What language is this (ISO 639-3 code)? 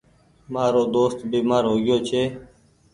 gig